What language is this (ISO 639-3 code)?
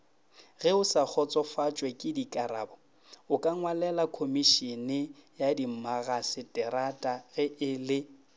nso